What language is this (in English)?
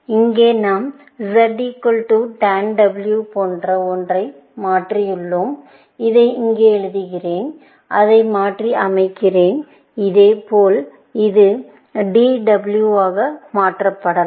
Tamil